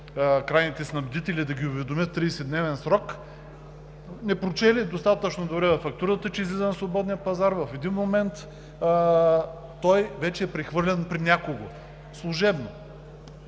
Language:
Bulgarian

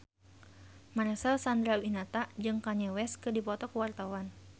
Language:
Sundanese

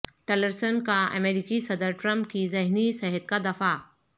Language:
Urdu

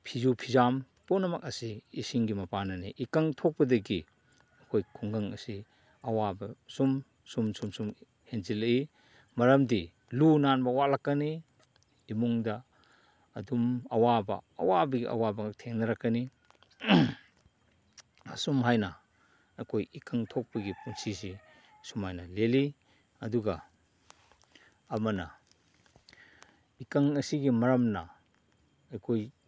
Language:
Manipuri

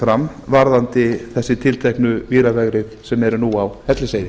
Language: Icelandic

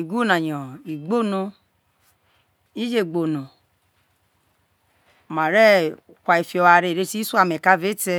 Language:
Isoko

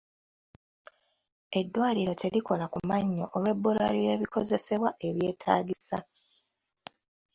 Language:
Ganda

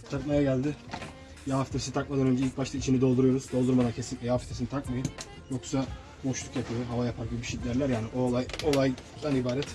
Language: Turkish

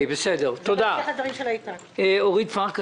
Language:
Hebrew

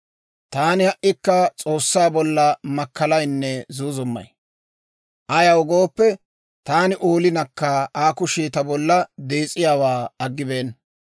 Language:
Dawro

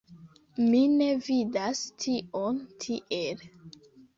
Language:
Esperanto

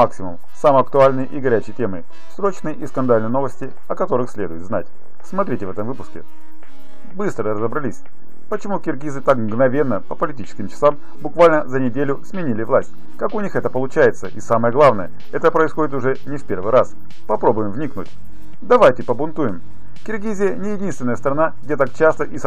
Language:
Russian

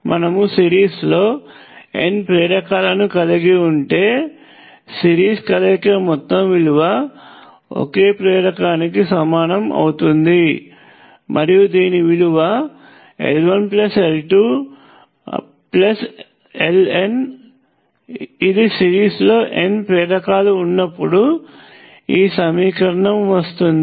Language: Telugu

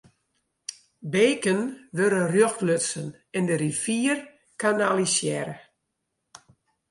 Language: Western Frisian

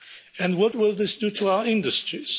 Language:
English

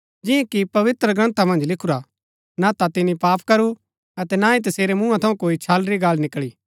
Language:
Gaddi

